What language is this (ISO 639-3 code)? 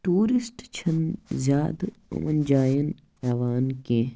kas